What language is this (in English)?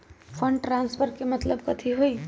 Magahi